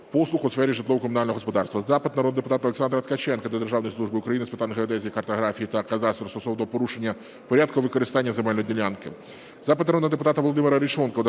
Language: Ukrainian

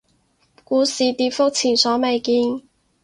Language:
Cantonese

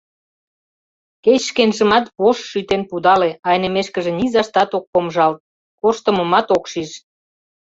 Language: Mari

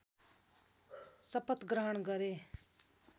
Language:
Nepali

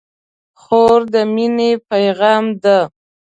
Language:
Pashto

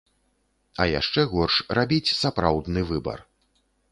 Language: Belarusian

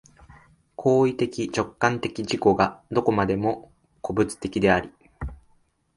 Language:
Japanese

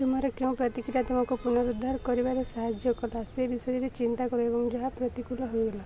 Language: Odia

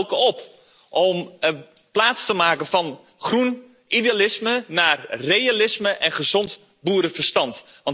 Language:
Dutch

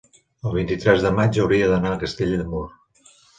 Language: Catalan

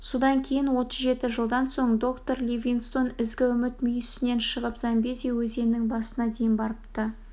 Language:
Kazakh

